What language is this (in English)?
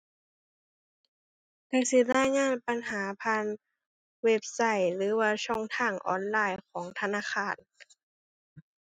Thai